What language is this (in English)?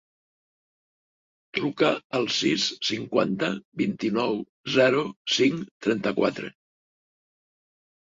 Catalan